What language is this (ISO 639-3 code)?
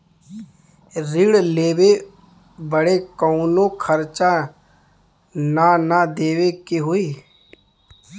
bho